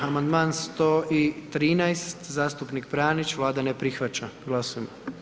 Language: Croatian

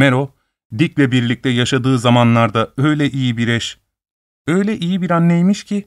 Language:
Turkish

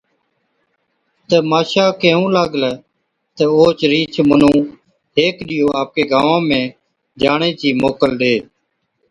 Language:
Od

